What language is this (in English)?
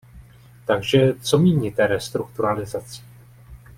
Czech